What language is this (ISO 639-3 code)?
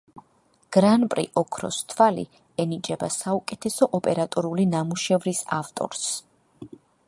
kat